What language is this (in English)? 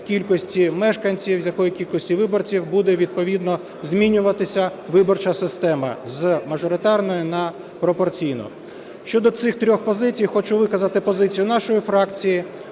Ukrainian